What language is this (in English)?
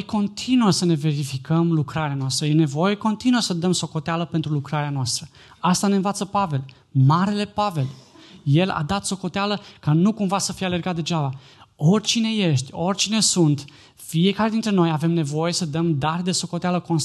Romanian